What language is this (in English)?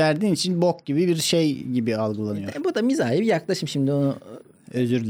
Turkish